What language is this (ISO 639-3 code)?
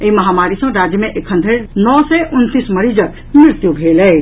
mai